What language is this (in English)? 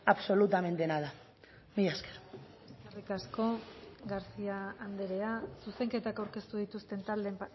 Basque